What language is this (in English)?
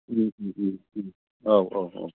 Bodo